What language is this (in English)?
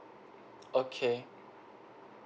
English